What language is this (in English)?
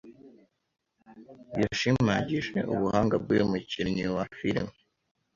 Kinyarwanda